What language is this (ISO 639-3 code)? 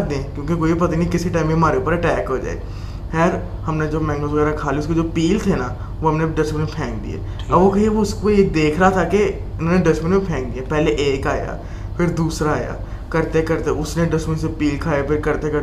urd